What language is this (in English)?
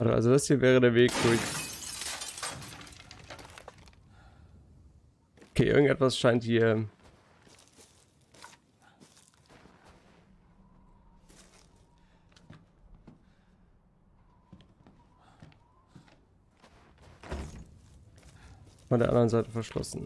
German